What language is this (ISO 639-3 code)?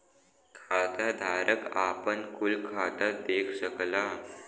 bho